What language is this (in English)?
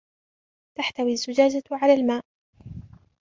Arabic